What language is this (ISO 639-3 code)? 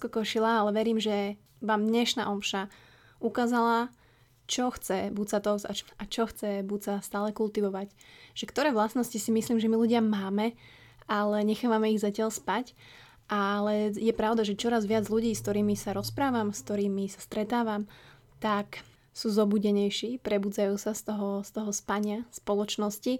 slk